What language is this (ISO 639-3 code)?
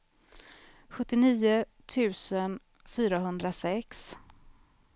swe